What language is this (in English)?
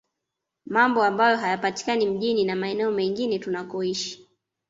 Swahili